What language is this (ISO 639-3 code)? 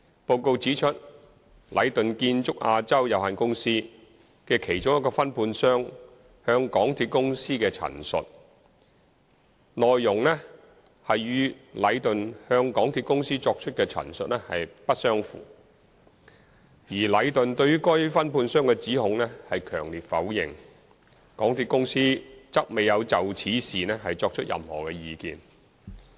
yue